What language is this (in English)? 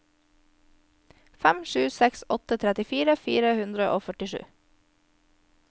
Norwegian